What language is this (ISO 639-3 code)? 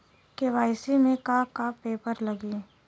bho